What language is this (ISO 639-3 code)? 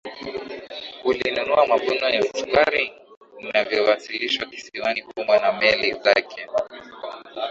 swa